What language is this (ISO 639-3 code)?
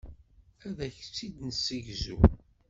kab